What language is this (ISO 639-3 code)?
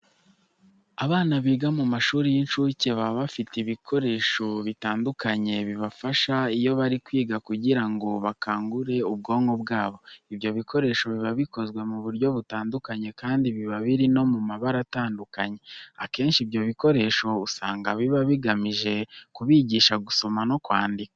kin